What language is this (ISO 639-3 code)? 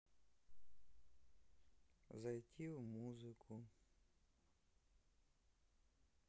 rus